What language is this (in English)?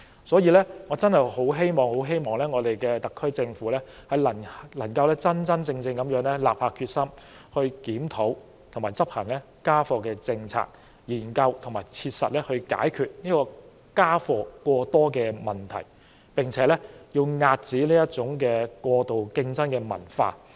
Cantonese